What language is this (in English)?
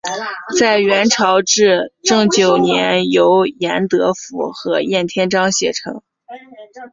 Chinese